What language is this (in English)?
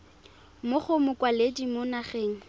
Tswana